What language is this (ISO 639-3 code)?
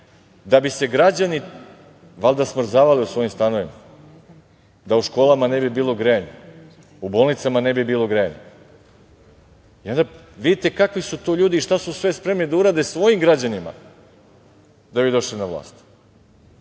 srp